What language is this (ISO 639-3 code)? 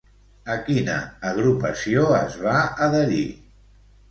cat